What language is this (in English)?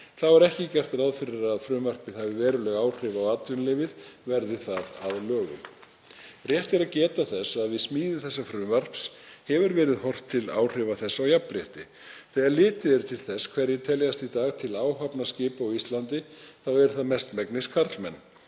Icelandic